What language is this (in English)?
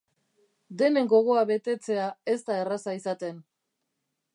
Basque